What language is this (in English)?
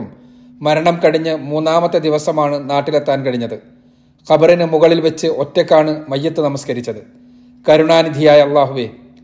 Malayalam